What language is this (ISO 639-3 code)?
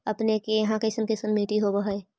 mag